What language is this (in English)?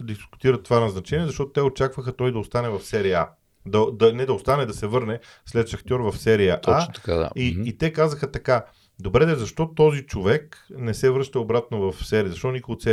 Bulgarian